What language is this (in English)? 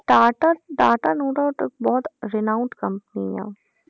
Punjabi